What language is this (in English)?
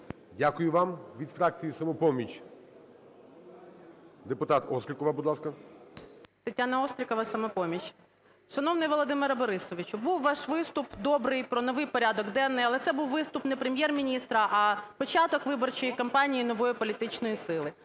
Ukrainian